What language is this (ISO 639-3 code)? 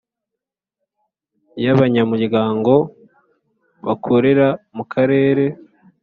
kin